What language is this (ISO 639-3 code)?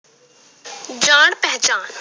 pan